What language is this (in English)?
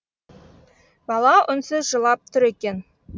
Kazakh